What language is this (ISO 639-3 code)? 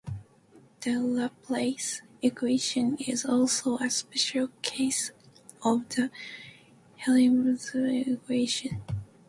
eng